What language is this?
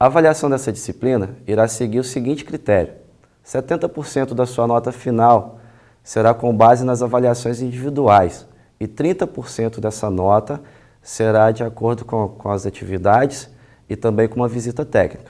Portuguese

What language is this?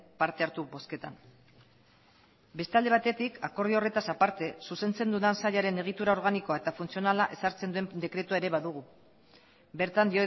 Basque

